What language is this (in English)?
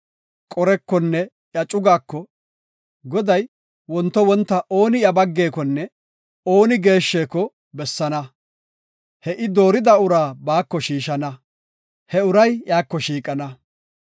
Gofa